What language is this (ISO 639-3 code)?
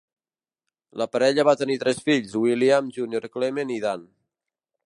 cat